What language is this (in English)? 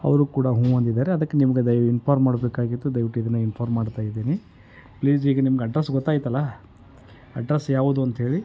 Kannada